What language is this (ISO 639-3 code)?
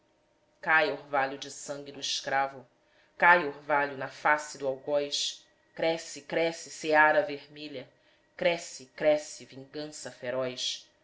por